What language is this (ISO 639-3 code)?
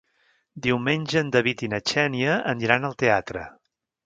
cat